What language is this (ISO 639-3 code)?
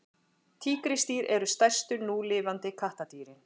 isl